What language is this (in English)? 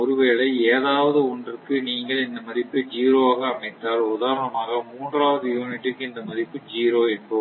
Tamil